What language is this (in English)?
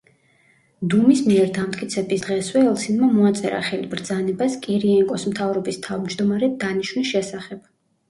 Georgian